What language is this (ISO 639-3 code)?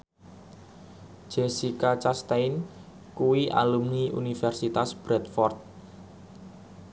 jav